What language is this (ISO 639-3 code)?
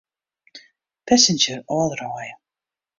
fry